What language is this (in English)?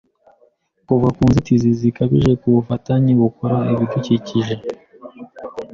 Kinyarwanda